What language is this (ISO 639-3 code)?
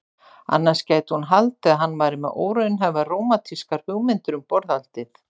isl